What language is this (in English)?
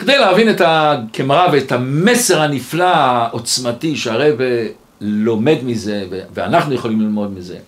Hebrew